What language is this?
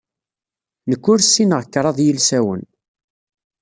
Kabyle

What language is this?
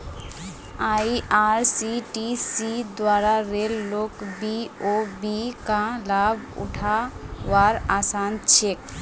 Magahi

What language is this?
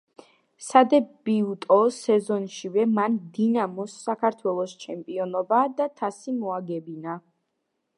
Georgian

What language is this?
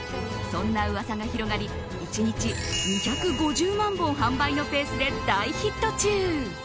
Japanese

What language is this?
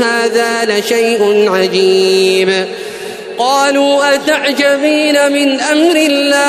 Arabic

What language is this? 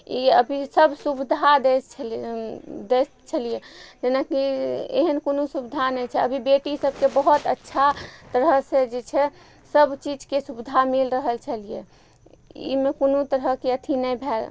Maithili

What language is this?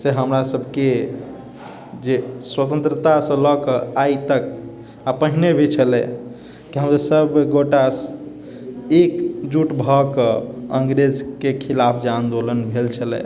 Maithili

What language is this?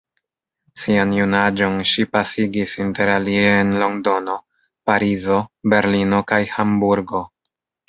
Esperanto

